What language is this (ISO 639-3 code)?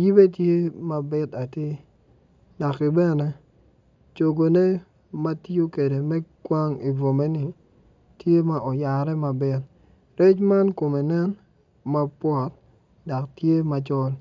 ach